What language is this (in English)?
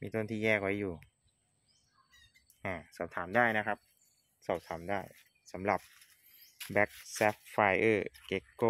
Thai